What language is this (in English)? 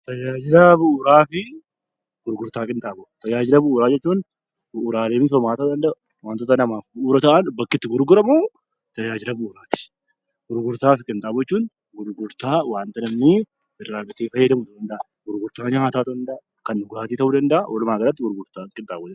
Oromo